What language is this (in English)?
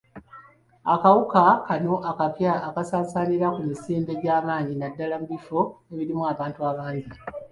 Ganda